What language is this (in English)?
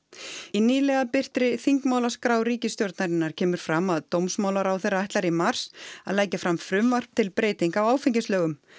Icelandic